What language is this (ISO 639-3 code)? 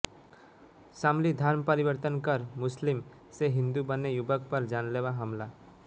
hin